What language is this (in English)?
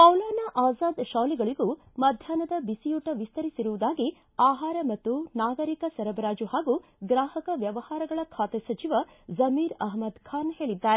Kannada